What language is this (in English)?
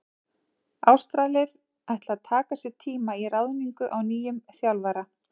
Icelandic